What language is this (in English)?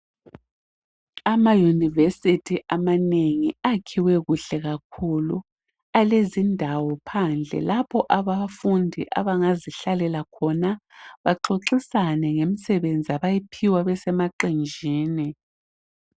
North Ndebele